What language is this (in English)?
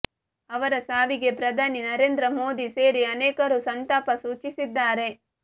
Kannada